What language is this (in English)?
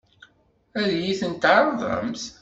Kabyle